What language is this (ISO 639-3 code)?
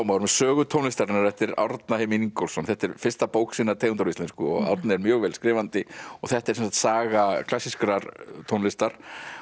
isl